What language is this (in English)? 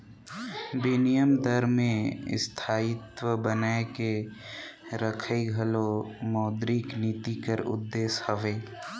Chhattisgarhi